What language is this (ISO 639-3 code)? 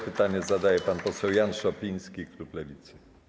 pol